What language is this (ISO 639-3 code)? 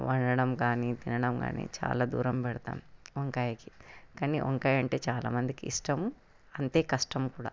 tel